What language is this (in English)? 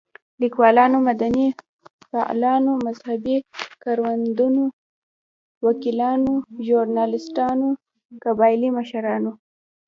Pashto